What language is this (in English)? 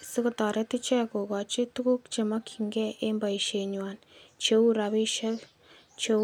Kalenjin